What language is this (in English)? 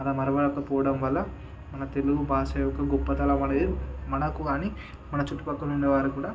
Telugu